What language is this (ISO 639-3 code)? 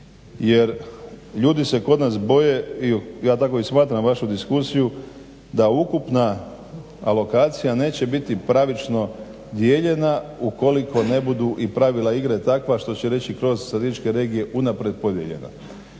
hrv